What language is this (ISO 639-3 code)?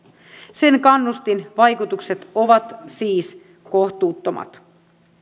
fin